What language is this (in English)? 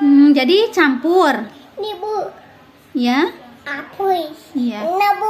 Indonesian